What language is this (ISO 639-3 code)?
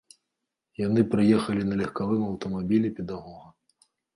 bel